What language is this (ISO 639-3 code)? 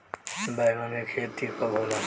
bho